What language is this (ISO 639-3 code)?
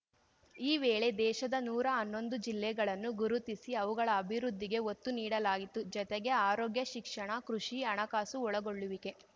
kan